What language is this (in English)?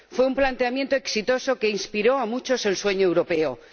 Spanish